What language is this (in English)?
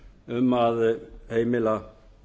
Icelandic